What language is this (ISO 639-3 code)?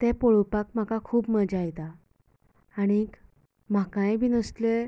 kok